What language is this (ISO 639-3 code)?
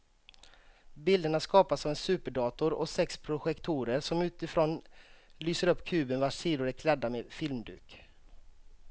swe